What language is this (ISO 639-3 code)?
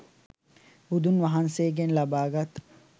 sin